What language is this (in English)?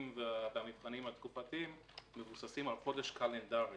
Hebrew